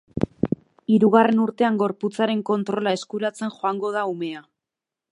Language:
Basque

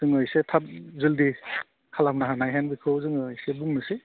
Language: Bodo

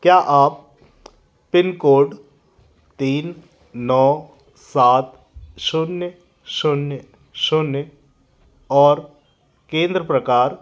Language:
Hindi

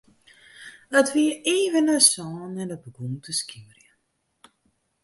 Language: Western Frisian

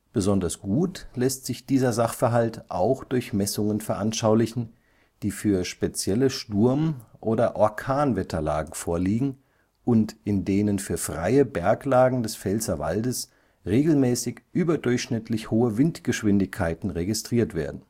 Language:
German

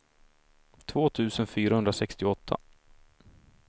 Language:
Swedish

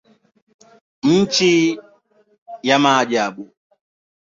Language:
Swahili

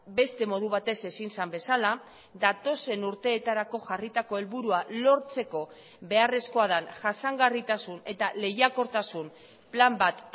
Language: Basque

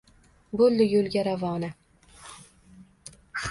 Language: Uzbek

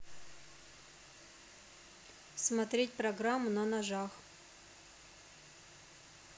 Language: Russian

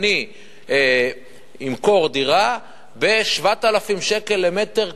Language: Hebrew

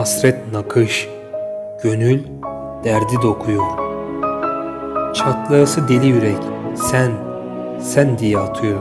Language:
Turkish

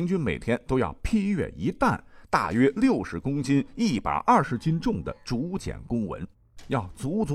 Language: Chinese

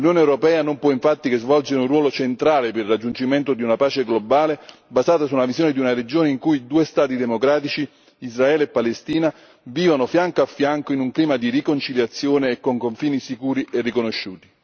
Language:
Italian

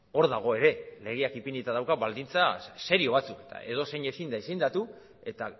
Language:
Basque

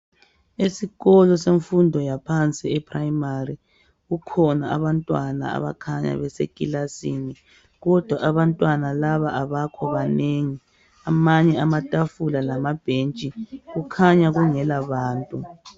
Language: North Ndebele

